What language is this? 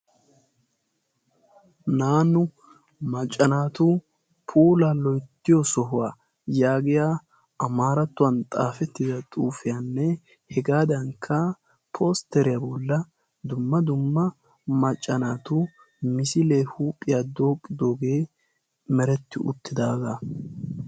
Wolaytta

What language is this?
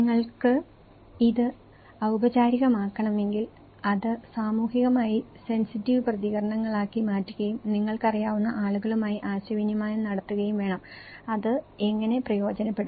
Malayalam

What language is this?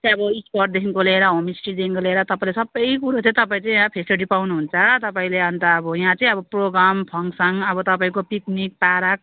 Nepali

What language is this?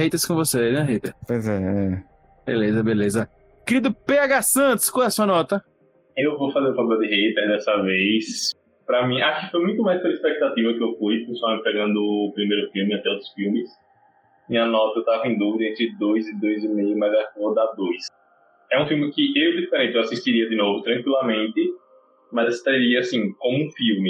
Portuguese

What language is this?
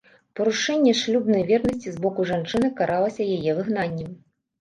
Belarusian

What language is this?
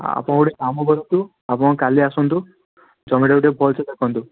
Odia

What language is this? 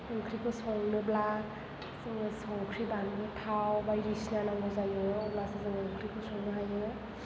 Bodo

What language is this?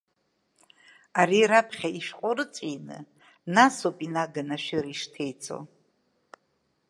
Abkhazian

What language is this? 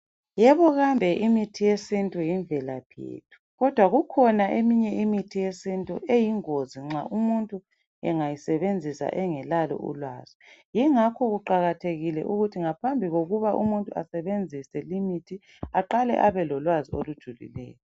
North Ndebele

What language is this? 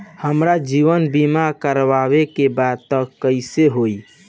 Bhojpuri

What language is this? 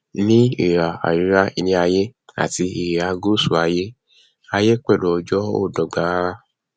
Yoruba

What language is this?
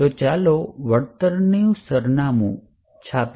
Gujarati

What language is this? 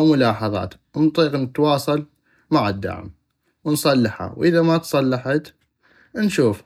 North Mesopotamian Arabic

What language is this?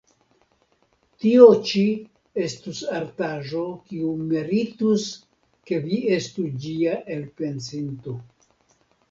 Esperanto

